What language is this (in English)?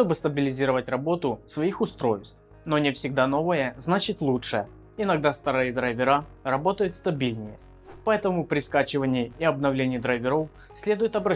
Russian